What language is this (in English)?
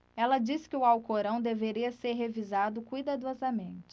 Portuguese